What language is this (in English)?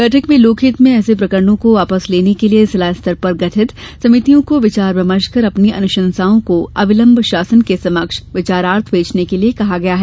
Hindi